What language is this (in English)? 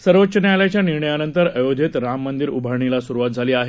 Marathi